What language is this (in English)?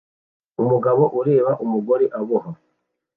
Kinyarwanda